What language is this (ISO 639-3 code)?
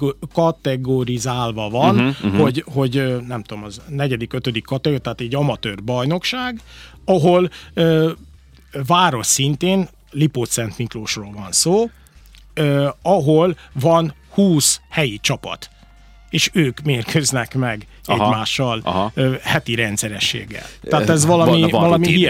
hun